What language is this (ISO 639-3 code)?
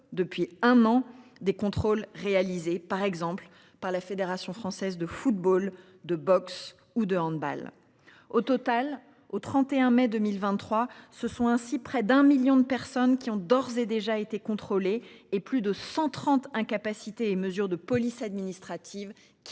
fra